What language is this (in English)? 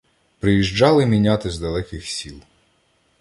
Ukrainian